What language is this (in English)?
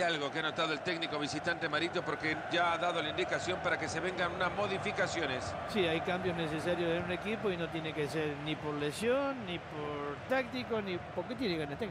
Spanish